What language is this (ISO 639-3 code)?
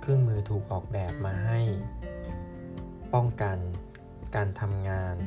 tha